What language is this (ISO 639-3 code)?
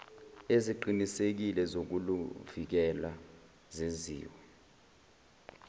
zul